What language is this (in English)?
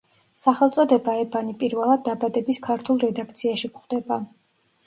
Georgian